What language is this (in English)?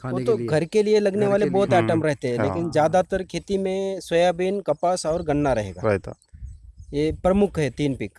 Hindi